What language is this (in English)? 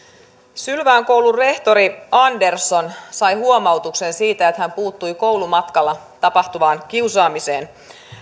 Finnish